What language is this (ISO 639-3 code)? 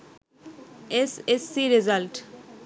ben